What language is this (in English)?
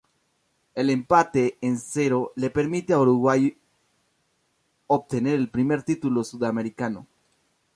Spanish